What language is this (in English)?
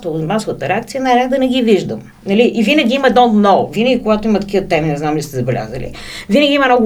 Bulgarian